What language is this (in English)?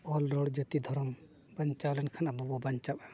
Santali